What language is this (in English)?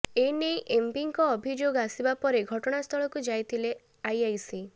Odia